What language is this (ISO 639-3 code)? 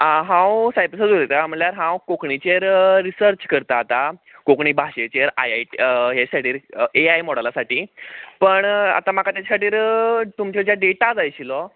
kok